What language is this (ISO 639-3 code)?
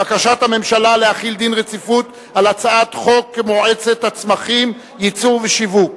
heb